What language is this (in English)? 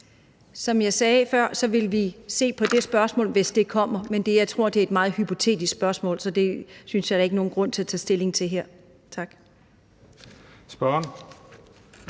Danish